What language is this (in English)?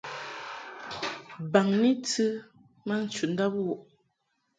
Mungaka